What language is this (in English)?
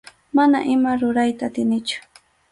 Arequipa-La Unión Quechua